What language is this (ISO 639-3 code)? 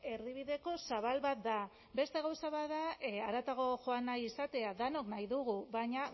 eus